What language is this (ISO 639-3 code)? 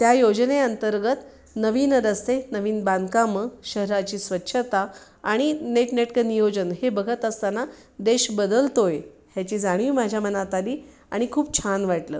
mar